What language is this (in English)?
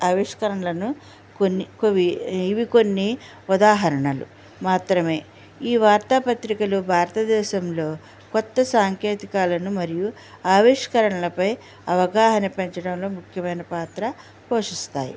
Telugu